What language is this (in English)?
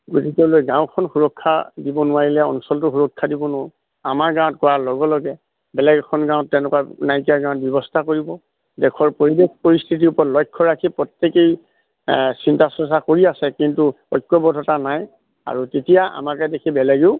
Assamese